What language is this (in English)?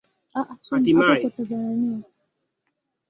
Swahili